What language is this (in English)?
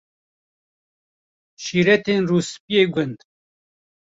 Kurdish